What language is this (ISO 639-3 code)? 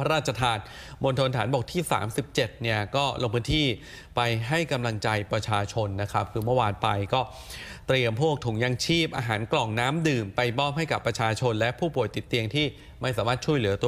tha